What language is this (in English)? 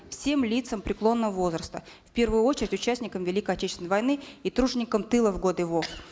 Kazakh